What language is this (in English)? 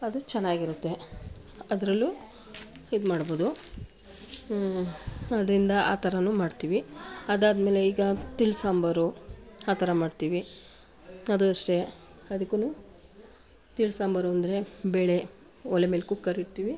Kannada